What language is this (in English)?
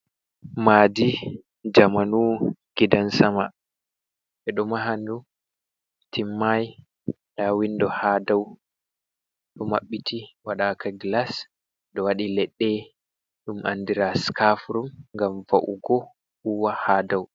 Fula